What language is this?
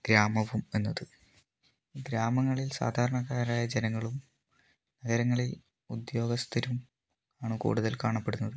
Malayalam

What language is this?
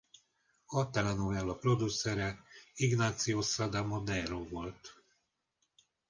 Hungarian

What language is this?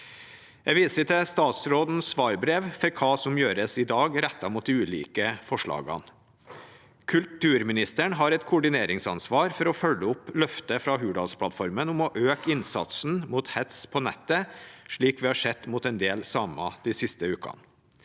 Norwegian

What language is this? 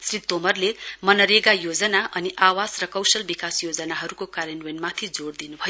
Nepali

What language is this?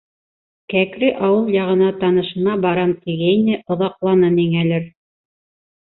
Bashkir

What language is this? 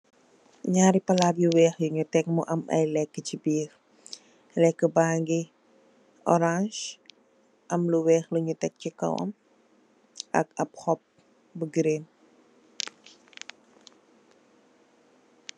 Wolof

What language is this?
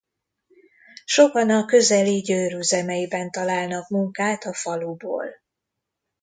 Hungarian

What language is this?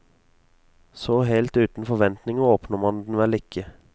Norwegian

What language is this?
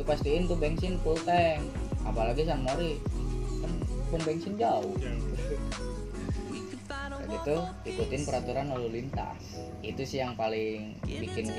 Indonesian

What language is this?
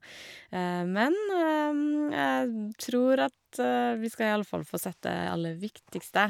Norwegian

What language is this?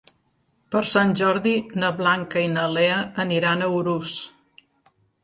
Catalan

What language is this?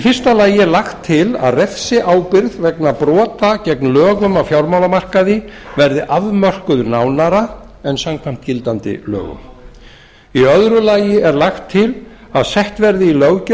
Icelandic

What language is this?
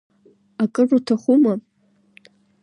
Abkhazian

